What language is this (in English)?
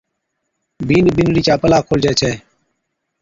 Od